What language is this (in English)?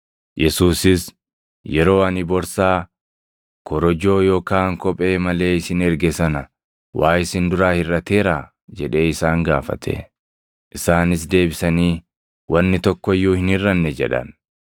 Oromo